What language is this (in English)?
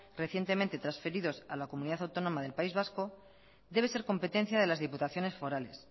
Spanish